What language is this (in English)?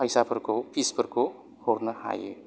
Bodo